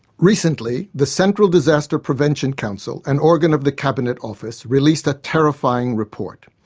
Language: English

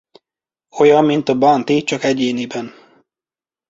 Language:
Hungarian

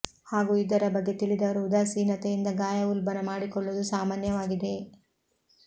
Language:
Kannada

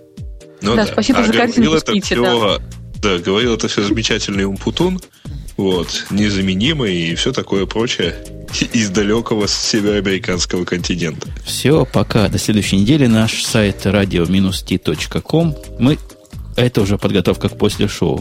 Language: Russian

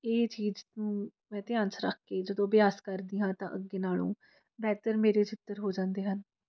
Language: Punjabi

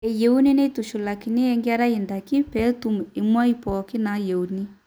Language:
Masai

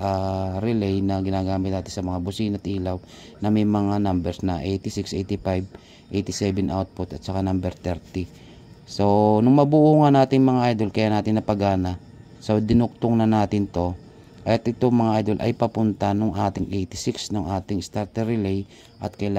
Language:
Filipino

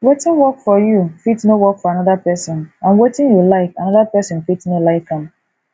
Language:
Nigerian Pidgin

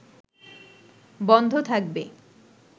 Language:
Bangla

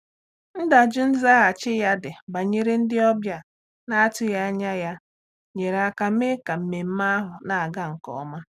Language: Igbo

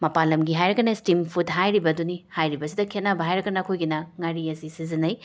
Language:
Manipuri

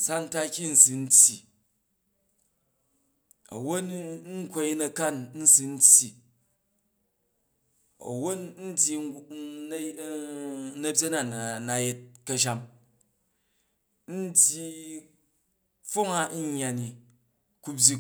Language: Jju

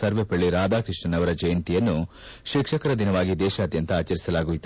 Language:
Kannada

